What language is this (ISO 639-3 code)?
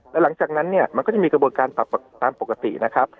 tha